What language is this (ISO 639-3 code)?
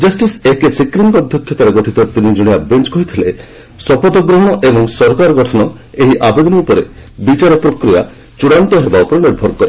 ori